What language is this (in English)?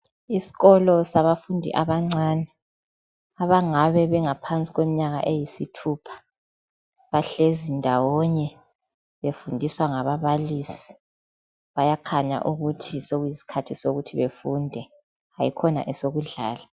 North Ndebele